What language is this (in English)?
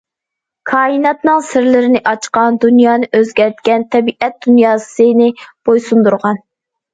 Uyghur